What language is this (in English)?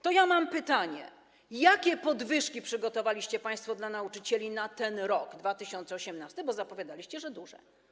Polish